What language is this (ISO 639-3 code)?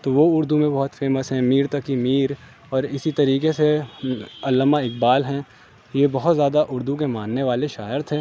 urd